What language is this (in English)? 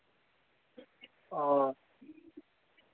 Dogri